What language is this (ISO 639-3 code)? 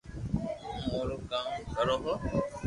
lrk